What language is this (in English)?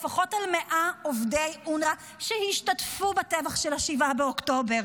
Hebrew